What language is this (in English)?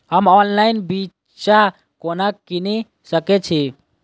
Maithili